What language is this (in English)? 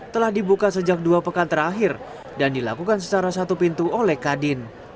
Indonesian